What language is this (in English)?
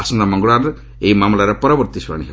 Odia